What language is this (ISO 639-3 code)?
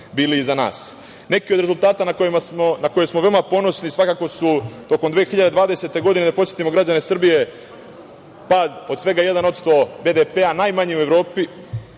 srp